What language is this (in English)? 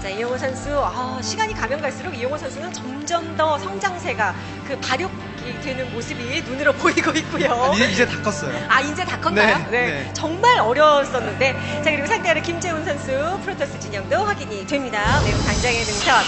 Korean